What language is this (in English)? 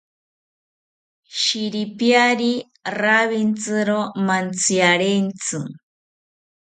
South Ucayali Ashéninka